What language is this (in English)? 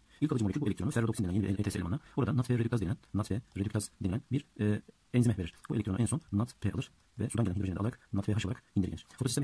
Turkish